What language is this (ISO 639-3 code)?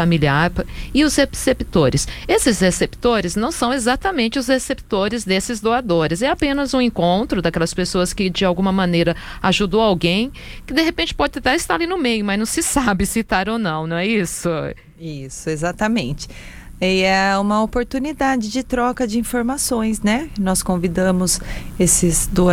por